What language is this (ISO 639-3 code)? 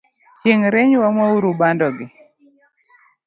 luo